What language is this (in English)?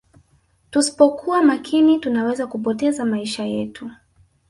Swahili